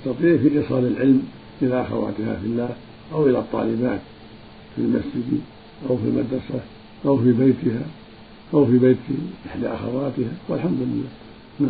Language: Arabic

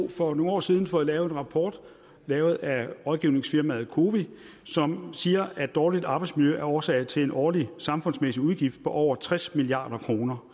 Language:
Danish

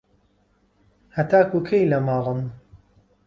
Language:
Central Kurdish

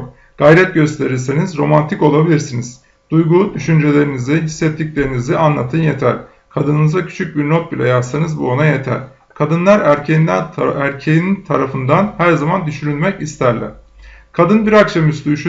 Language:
Turkish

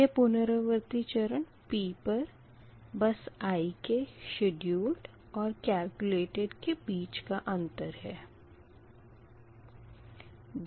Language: Hindi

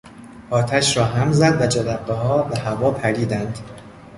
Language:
Persian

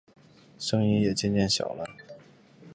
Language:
Chinese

